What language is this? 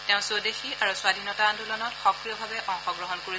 Assamese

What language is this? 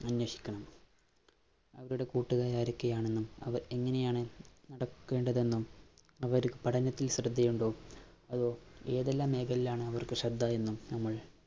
Malayalam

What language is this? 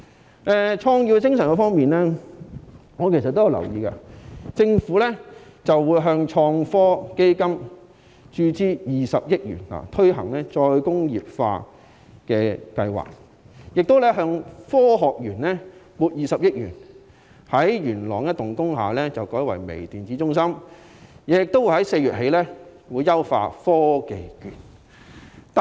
Cantonese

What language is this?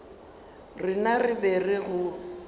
Northern Sotho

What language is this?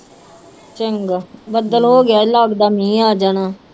Punjabi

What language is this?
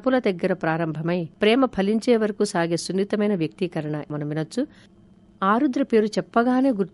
Telugu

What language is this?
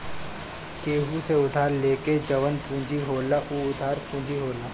Bhojpuri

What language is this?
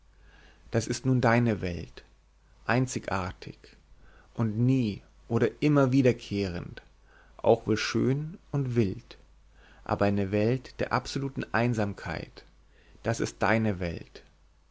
German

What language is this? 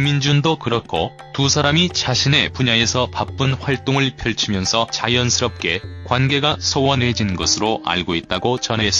Korean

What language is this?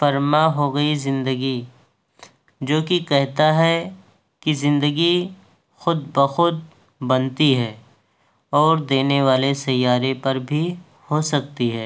Urdu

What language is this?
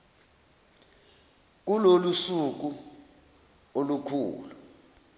Zulu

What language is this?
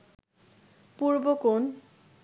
Bangla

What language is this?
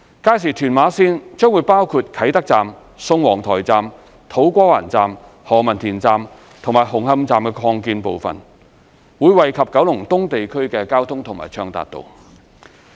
Cantonese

